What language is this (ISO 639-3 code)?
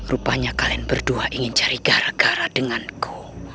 ind